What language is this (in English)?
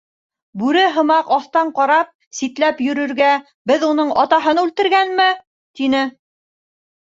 Bashkir